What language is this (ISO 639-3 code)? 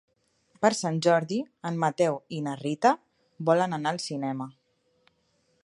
cat